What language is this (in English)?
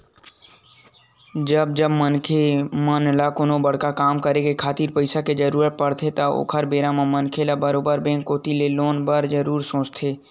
Chhattisgarhi